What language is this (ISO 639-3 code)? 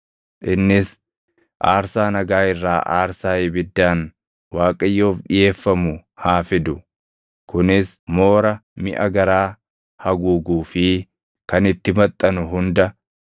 orm